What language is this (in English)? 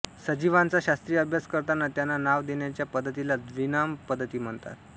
Marathi